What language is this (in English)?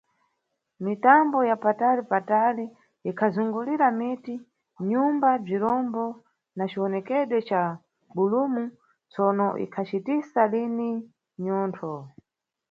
Nyungwe